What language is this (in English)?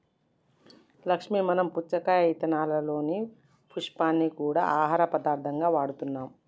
Telugu